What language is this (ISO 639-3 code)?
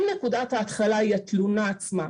heb